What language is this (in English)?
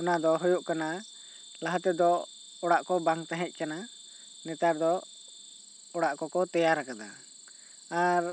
Santali